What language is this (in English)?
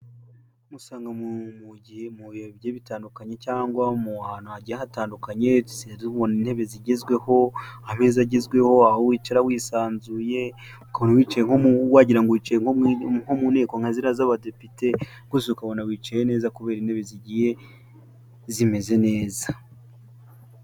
Kinyarwanda